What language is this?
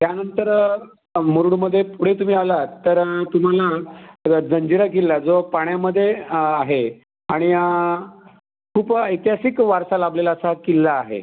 Marathi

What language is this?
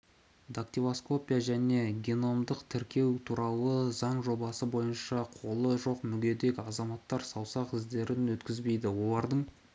Kazakh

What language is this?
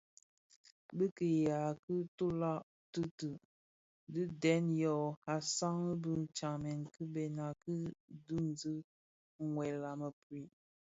Bafia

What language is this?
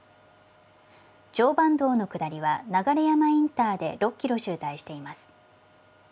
Japanese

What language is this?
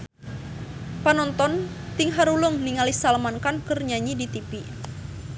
Sundanese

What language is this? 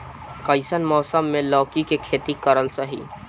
Bhojpuri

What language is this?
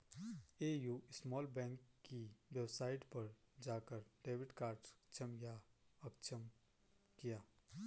Hindi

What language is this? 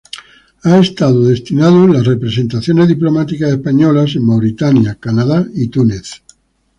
Spanish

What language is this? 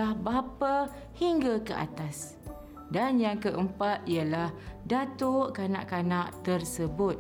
Malay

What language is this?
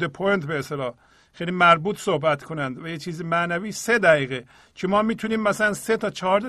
Persian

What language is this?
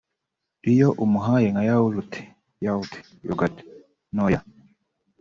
Kinyarwanda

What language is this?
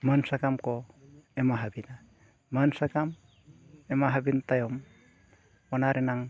Santali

